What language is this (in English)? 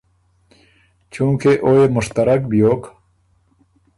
Ormuri